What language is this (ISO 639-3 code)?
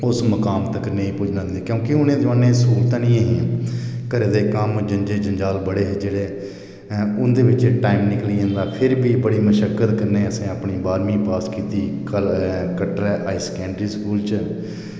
doi